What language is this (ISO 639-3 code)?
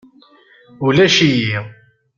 kab